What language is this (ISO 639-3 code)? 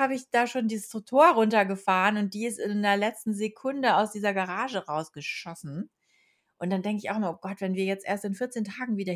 deu